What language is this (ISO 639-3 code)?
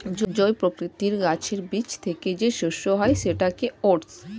ben